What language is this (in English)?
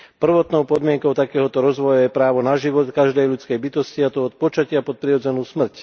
Slovak